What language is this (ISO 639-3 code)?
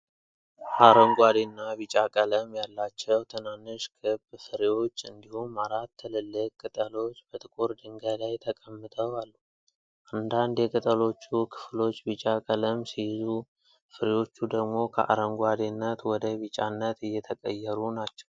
amh